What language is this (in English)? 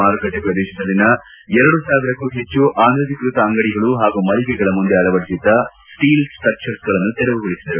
Kannada